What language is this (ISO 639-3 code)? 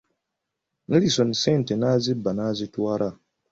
lug